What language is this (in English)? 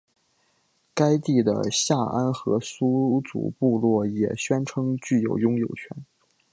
Chinese